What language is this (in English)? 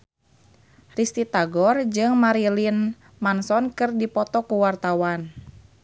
Sundanese